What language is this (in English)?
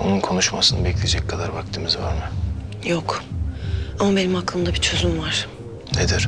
Turkish